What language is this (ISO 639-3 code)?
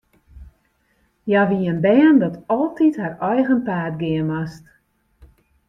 fry